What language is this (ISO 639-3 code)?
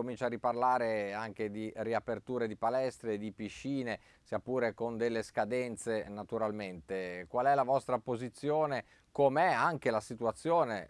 ita